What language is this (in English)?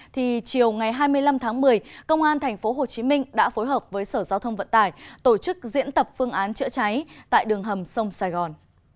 Vietnamese